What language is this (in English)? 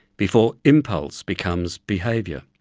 English